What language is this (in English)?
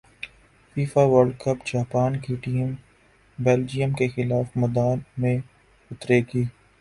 Urdu